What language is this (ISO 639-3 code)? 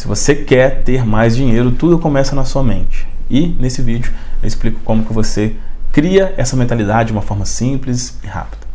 por